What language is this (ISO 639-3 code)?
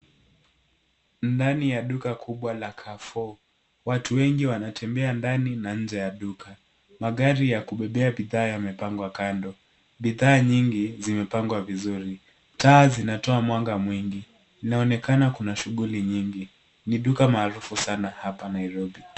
swa